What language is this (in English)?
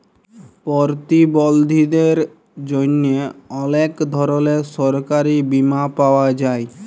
Bangla